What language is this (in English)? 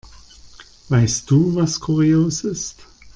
German